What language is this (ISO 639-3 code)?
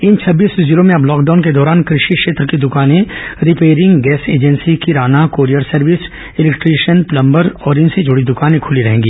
hin